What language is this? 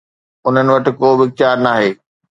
Sindhi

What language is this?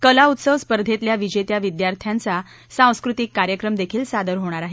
Marathi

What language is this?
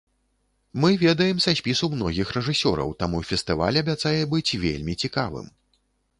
Belarusian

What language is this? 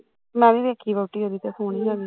Punjabi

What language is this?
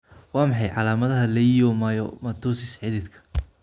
Somali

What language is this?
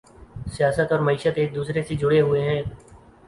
Urdu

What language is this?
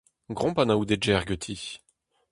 Breton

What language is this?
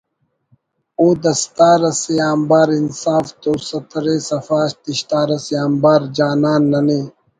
Brahui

